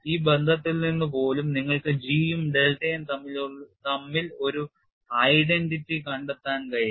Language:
Malayalam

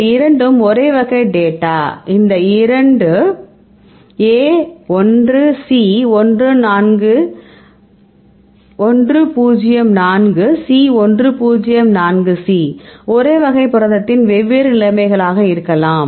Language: Tamil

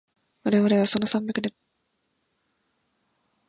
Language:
Japanese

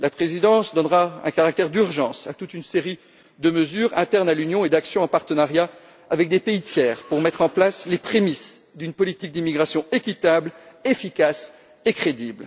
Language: French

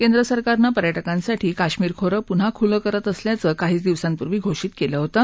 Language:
Marathi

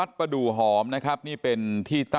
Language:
Thai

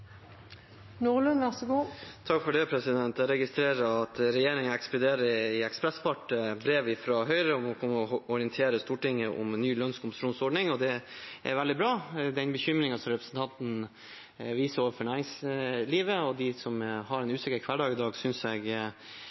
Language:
Norwegian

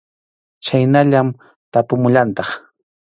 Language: Arequipa-La Unión Quechua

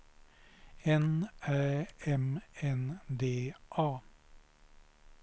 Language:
Swedish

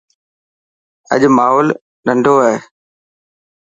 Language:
Dhatki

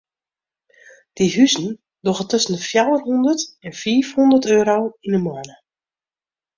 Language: Western Frisian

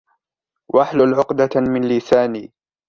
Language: Arabic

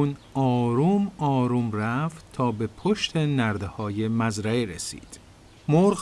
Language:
Persian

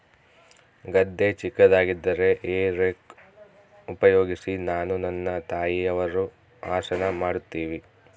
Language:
Kannada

